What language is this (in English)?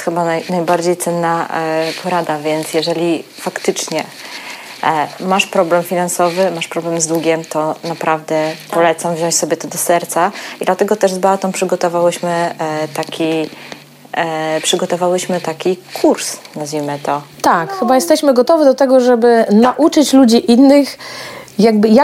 Polish